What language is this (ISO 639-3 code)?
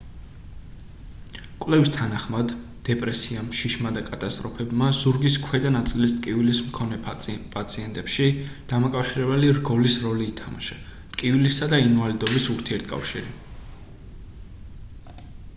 kat